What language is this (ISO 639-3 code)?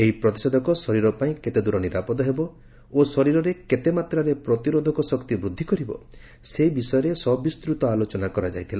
ori